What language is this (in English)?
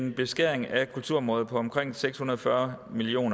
Danish